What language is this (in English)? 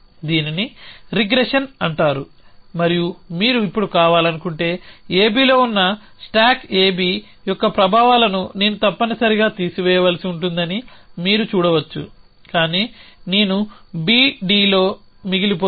Telugu